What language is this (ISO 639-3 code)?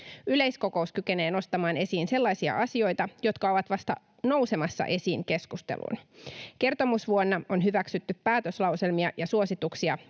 fin